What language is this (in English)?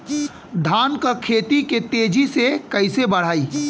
Bhojpuri